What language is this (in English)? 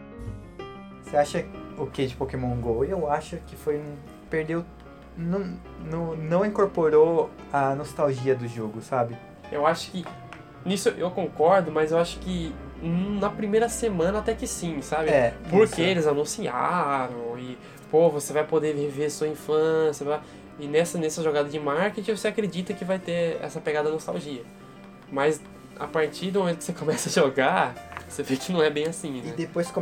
Portuguese